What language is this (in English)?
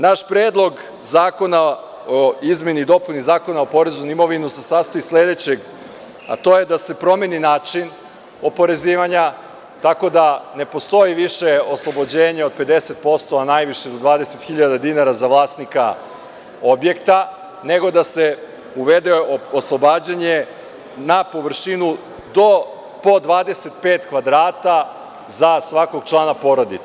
Serbian